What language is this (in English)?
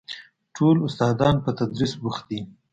Pashto